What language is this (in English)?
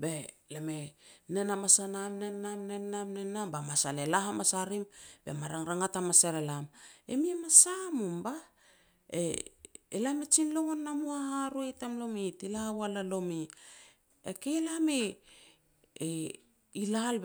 Petats